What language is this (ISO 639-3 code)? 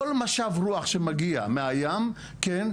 heb